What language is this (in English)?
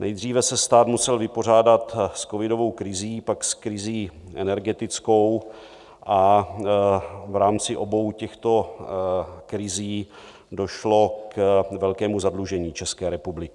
Czech